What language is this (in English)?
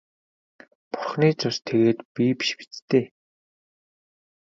Mongolian